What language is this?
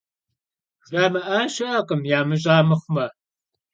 Kabardian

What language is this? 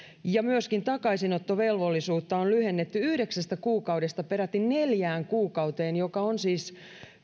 Finnish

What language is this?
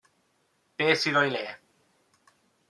Welsh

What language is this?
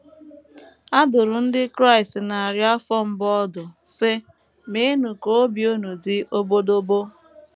Igbo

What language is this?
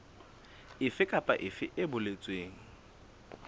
Southern Sotho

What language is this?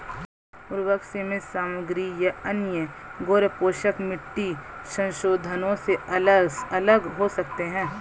Hindi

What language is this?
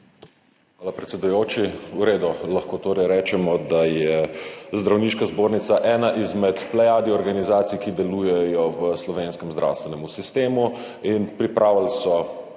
Slovenian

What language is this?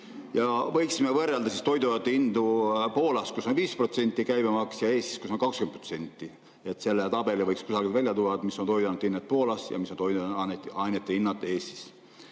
Estonian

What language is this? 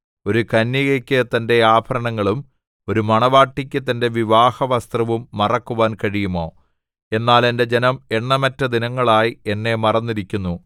Malayalam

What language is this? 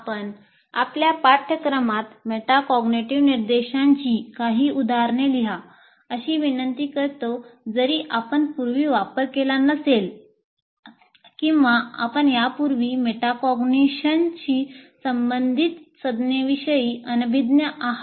Marathi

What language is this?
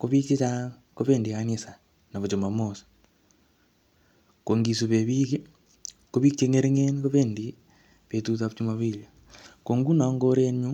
Kalenjin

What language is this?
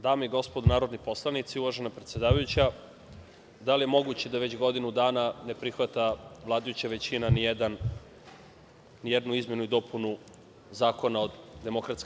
Serbian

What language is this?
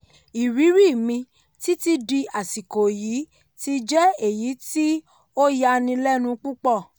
Yoruba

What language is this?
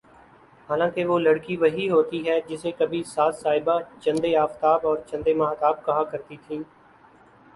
Urdu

